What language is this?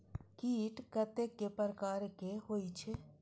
Maithili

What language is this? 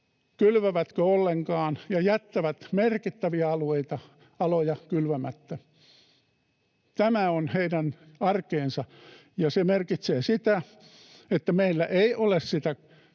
Finnish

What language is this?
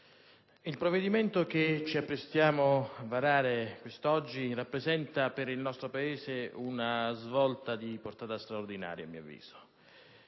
Italian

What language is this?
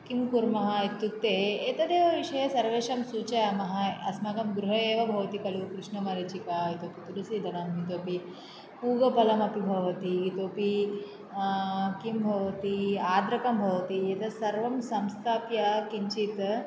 Sanskrit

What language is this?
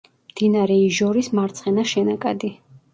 Georgian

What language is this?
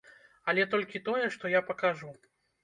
Belarusian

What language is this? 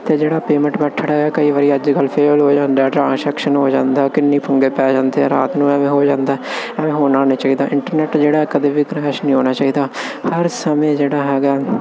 Punjabi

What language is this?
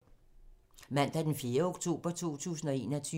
Danish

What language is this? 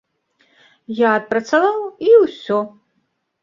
Belarusian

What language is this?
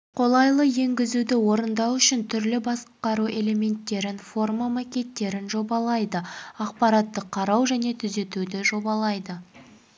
Kazakh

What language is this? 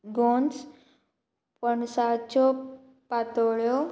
Konkani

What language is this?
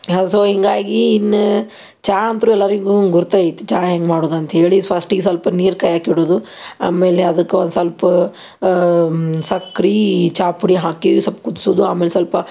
Kannada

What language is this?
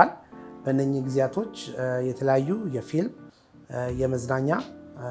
Arabic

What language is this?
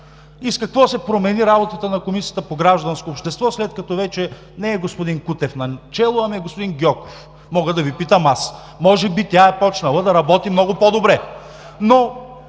Bulgarian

